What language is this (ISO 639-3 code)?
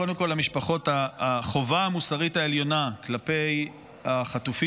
heb